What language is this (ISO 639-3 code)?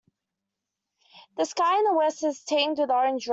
eng